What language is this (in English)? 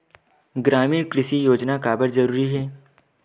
Chhattisgarhi